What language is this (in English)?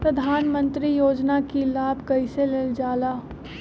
Magahi